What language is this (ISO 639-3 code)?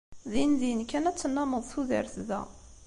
kab